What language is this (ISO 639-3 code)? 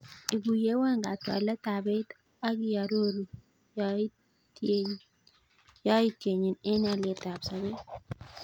kln